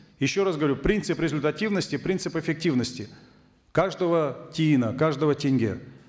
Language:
Kazakh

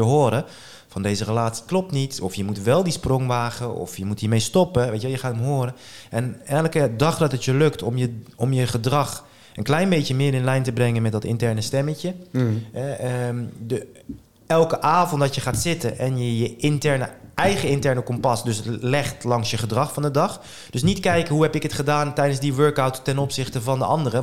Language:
Dutch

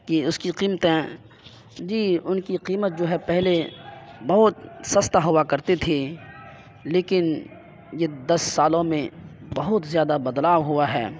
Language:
Urdu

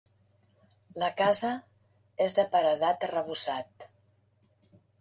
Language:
Catalan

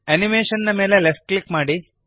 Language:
Kannada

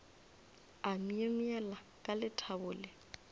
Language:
Northern Sotho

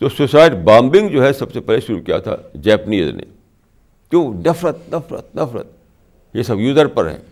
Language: Urdu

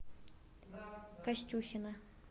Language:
Russian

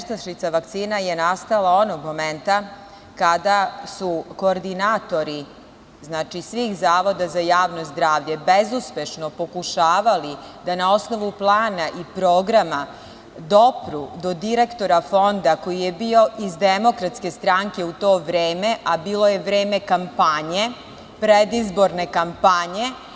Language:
Serbian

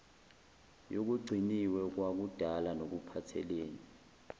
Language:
Zulu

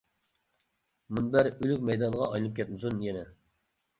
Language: Uyghur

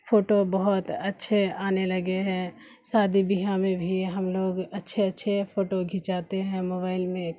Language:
Urdu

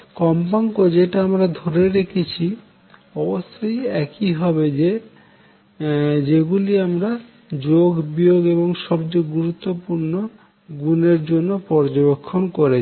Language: Bangla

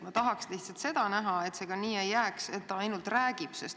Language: Estonian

